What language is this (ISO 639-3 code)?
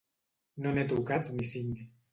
cat